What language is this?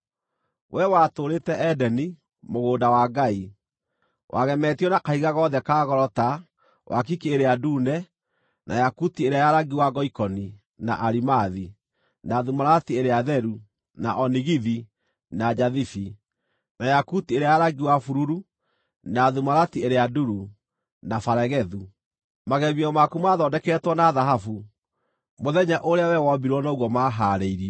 Kikuyu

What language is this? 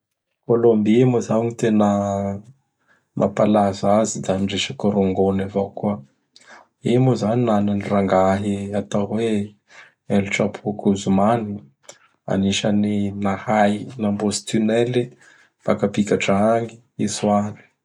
Bara Malagasy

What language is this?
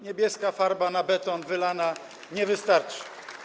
Polish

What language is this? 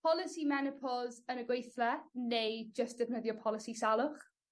Welsh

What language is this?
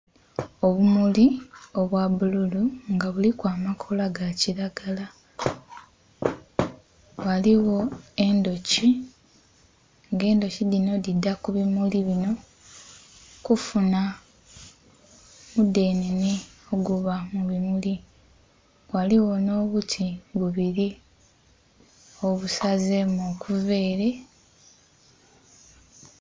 Soga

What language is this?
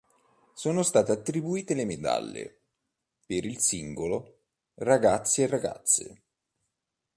Italian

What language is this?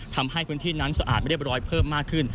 Thai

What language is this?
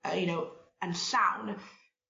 Welsh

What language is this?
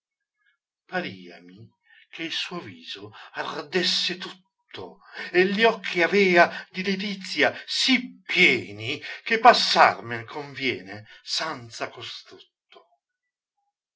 Italian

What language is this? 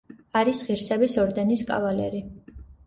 Georgian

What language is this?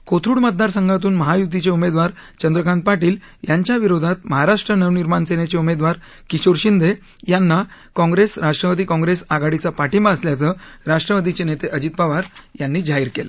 Marathi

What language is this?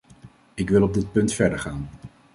Dutch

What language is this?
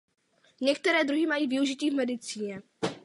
Czech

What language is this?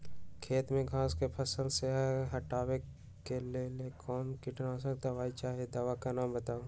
Magahi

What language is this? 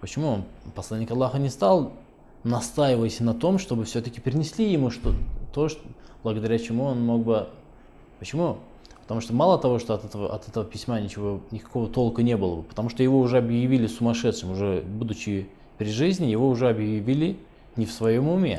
Russian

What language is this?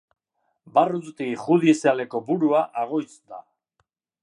Basque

